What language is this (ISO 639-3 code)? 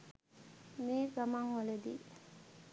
sin